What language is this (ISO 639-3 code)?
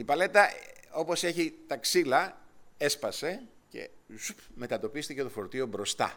ell